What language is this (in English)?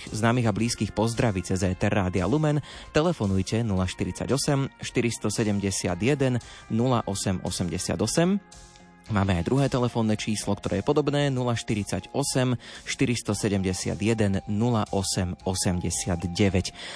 Slovak